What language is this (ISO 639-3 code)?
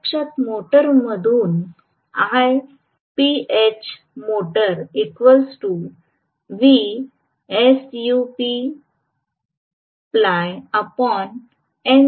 mar